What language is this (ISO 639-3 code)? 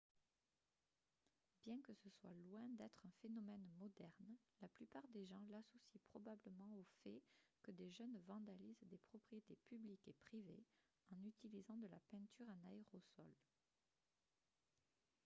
fra